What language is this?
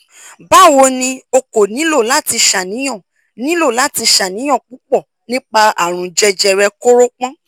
Yoruba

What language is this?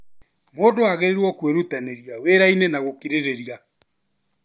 Kikuyu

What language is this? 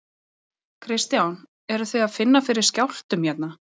Icelandic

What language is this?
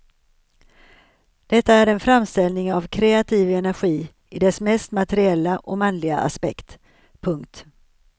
Swedish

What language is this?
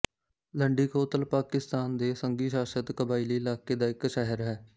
Punjabi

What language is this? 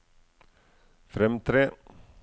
Norwegian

